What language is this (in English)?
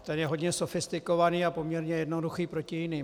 Czech